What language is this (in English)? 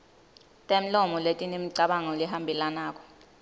Swati